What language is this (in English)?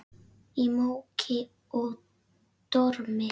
Icelandic